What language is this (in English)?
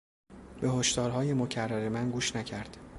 Persian